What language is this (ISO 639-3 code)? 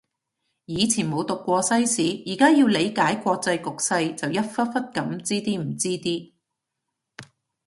yue